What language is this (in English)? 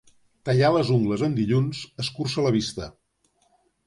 Catalan